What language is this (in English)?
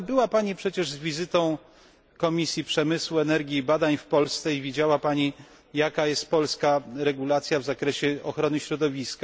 Polish